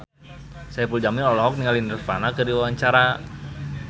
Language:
Sundanese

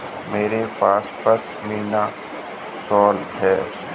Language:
Hindi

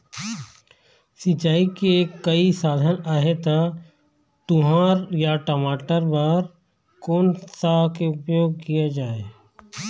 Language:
Chhattisgarhi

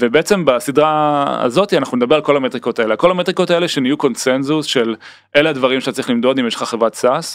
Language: Hebrew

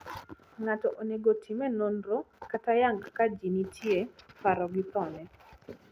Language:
Luo (Kenya and Tanzania)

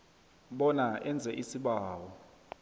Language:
South Ndebele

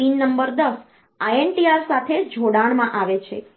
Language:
Gujarati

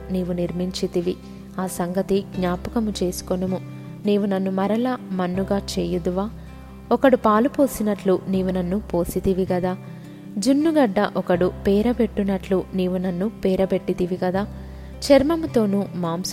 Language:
Telugu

